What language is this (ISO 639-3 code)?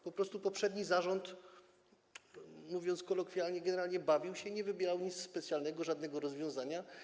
pol